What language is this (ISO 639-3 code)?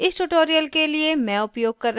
hin